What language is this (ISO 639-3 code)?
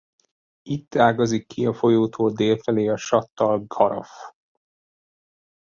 hun